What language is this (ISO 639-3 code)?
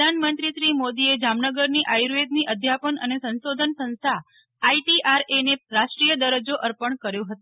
guj